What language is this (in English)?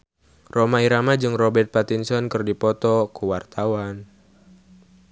Sundanese